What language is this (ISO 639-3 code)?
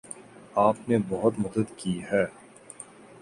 urd